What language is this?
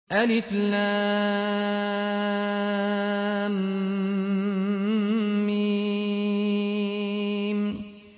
Arabic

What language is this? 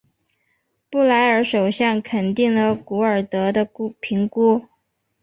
Chinese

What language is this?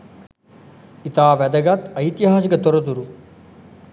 Sinhala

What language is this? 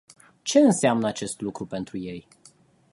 Romanian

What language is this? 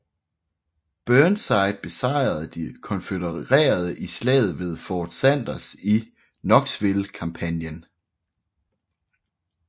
Danish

